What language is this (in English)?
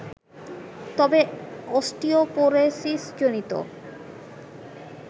Bangla